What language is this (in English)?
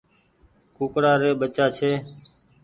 Goaria